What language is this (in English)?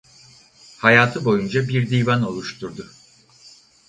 Turkish